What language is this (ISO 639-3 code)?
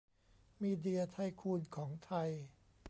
tha